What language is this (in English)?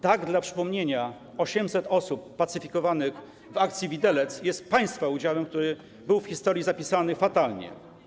Polish